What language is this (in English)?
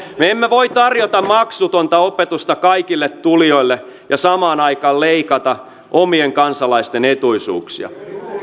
Finnish